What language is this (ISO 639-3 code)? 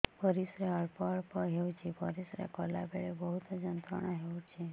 ori